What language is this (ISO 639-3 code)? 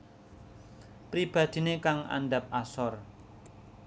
jav